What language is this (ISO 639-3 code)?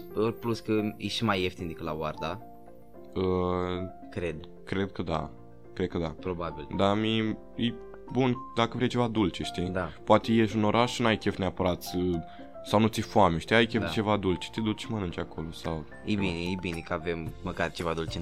ron